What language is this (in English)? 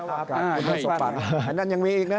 Thai